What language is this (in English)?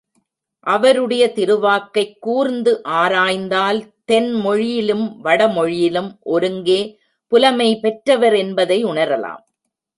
Tamil